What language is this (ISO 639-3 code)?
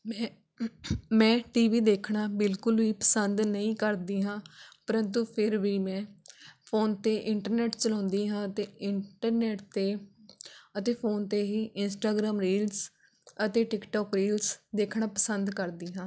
pan